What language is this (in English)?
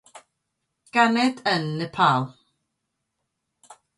Welsh